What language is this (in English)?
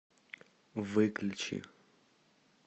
Russian